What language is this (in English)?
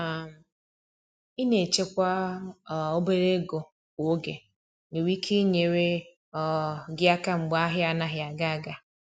Igbo